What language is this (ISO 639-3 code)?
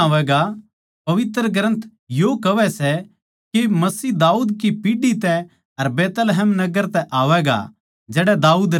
bgc